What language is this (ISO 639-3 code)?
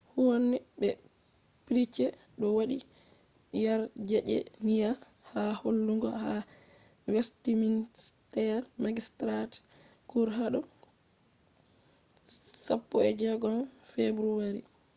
ful